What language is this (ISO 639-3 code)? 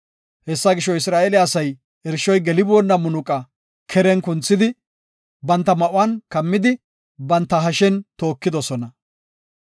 gof